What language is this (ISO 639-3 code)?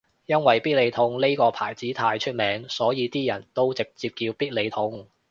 yue